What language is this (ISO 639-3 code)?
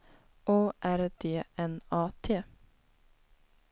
swe